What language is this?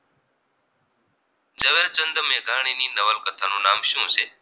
Gujarati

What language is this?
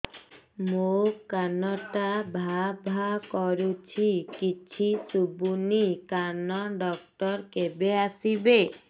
Odia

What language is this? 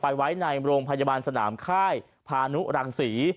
Thai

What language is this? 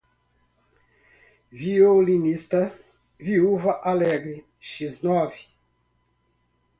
Portuguese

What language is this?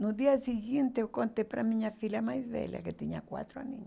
Portuguese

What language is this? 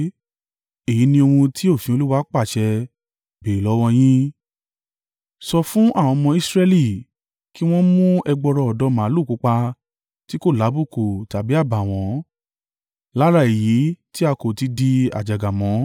Yoruba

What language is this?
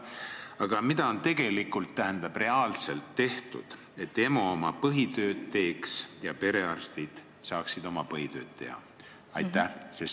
Estonian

